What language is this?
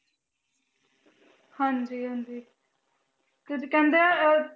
Punjabi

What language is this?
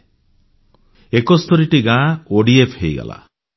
Odia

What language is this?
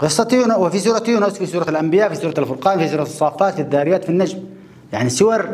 Arabic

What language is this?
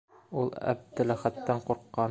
Bashkir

